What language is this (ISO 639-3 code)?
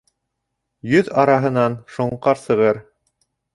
bak